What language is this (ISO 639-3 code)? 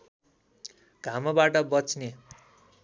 nep